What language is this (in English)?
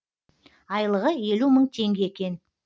Kazakh